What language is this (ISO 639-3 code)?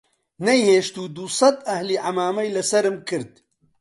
ckb